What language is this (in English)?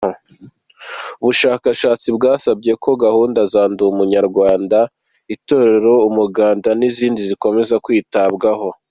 Kinyarwanda